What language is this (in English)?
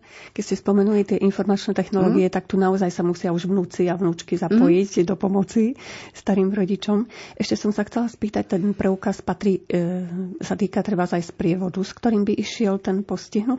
Slovak